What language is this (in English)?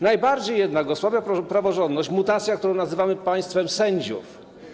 Polish